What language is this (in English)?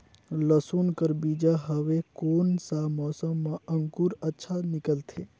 Chhattisgarhi